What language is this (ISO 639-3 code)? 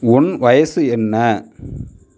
tam